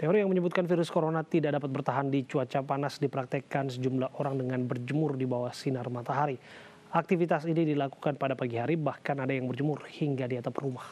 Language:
Indonesian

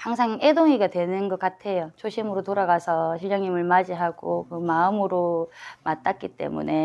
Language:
Korean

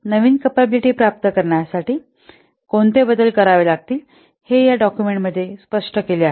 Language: Marathi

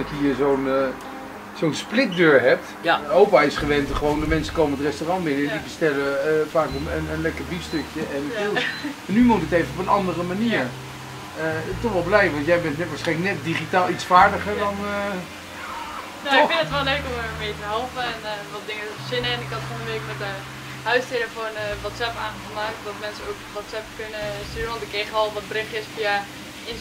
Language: Dutch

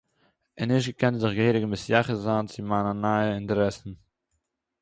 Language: Yiddish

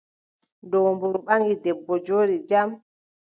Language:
Adamawa Fulfulde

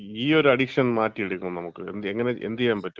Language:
Malayalam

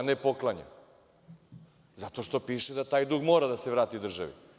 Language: Serbian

